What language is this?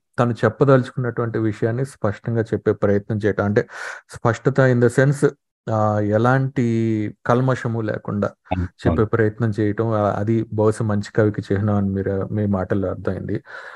Telugu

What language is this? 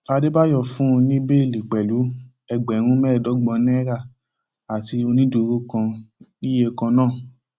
Yoruba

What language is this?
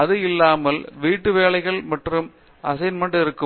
Tamil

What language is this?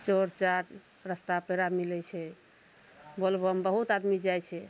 Maithili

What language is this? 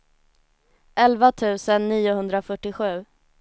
Swedish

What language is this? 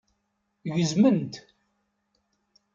Kabyle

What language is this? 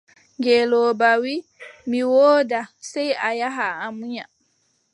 Adamawa Fulfulde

